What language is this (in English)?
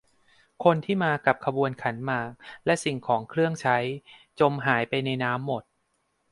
Thai